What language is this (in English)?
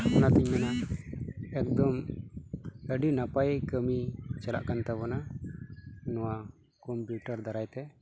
Santali